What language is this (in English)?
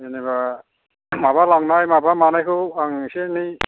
Bodo